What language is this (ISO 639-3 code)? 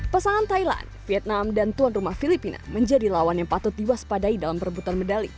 ind